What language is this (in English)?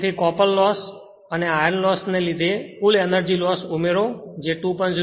Gujarati